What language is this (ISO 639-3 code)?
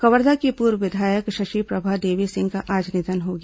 hin